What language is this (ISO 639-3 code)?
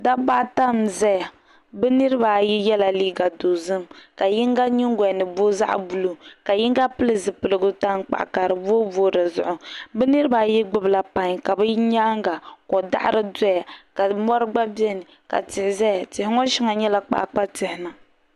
dag